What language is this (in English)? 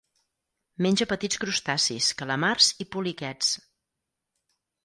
Catalan